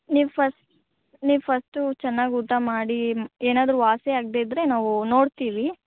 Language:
Kannada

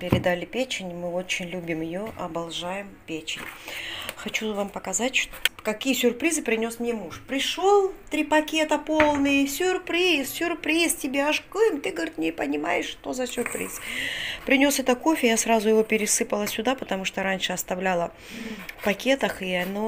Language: Russian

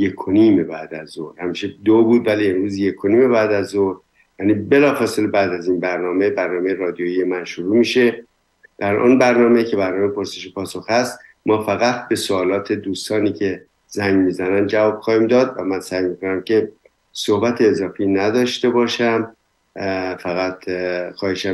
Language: Persian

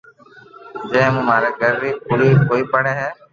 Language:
Loarki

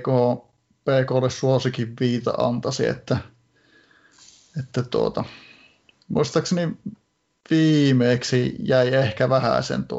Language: Finnish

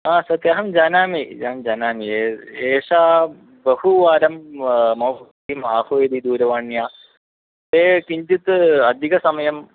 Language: Sanskrit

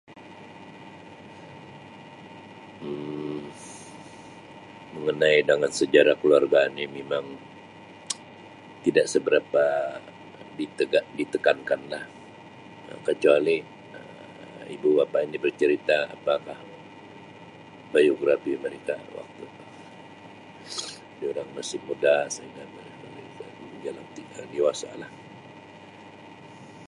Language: Sabah Malay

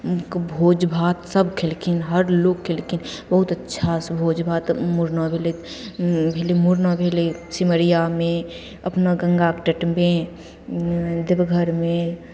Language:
Maithili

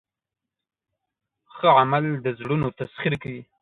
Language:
Pashto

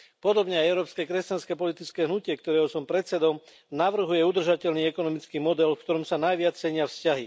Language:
Slovak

